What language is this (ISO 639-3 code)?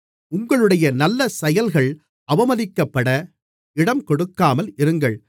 tam